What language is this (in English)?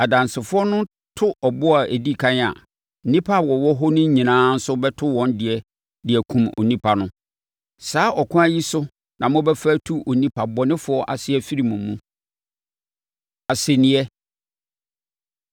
Akan